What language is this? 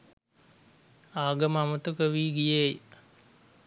Sinhala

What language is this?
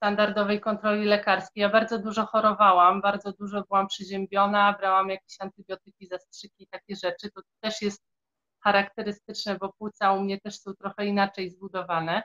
Polish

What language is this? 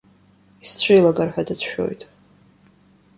Abkhazian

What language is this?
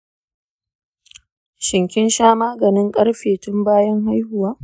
Hausa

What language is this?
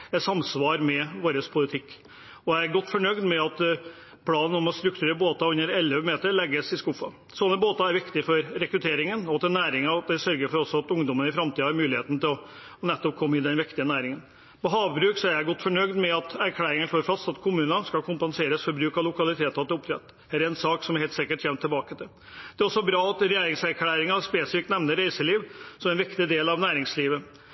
Norwegian Bokmål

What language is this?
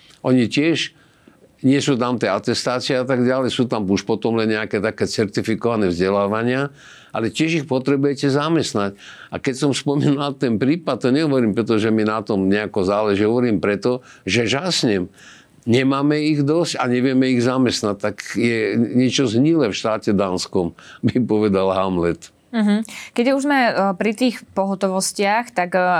Slovak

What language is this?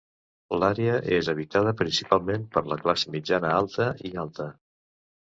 Catalan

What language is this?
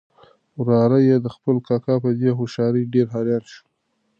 Pashto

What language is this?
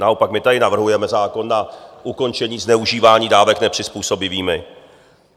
Czech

